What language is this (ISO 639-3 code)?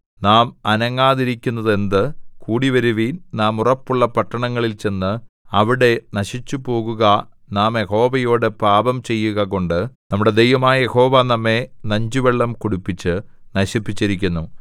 mal